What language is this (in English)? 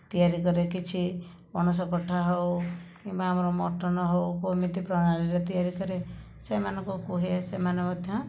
Odia